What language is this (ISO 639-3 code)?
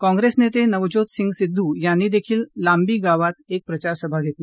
mar